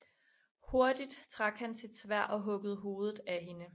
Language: Danish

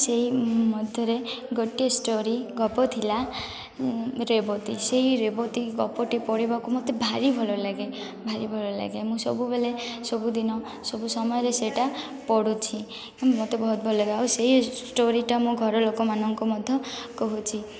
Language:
Odia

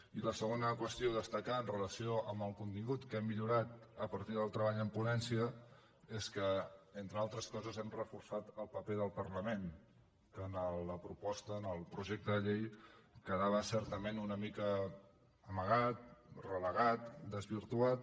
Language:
Catalan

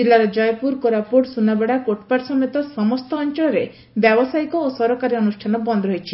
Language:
Odia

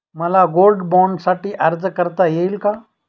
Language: Marathi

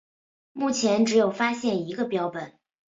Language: Chinese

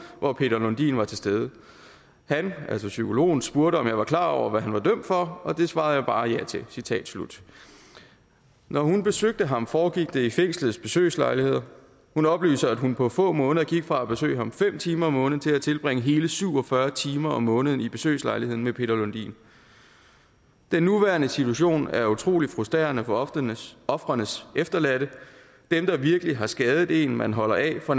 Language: Danish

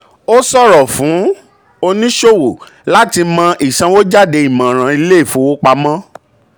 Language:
Yoruba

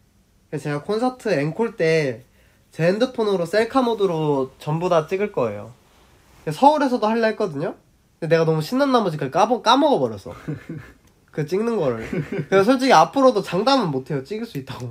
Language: Korean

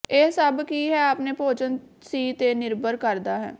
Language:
Punjabi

